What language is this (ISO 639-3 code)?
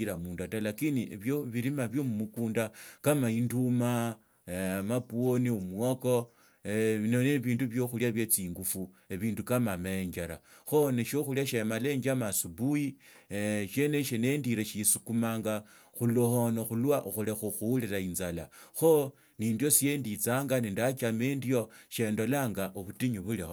lto